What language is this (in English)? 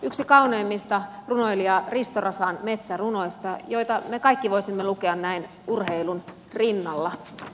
Finnish